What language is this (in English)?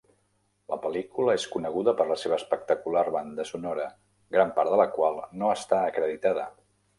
Catalan